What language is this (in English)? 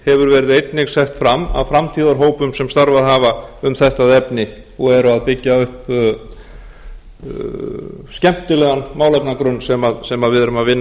Icelandic